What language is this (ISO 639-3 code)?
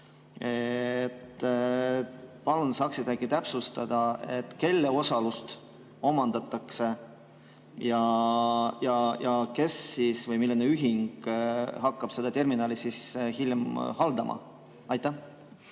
est